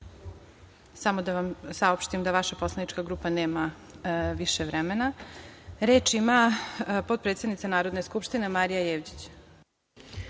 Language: Serbian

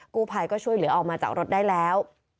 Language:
Thai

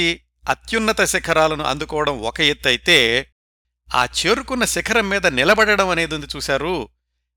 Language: Telugu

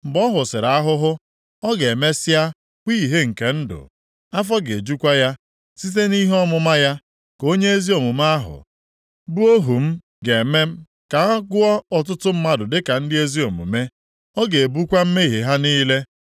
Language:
Igbo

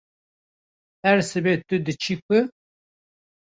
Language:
Kurdish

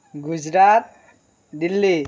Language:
Assamese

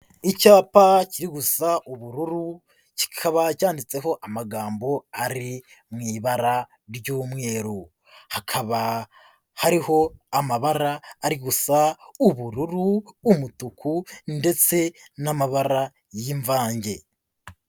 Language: Kinyarwanda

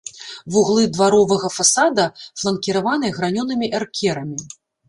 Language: Belarusian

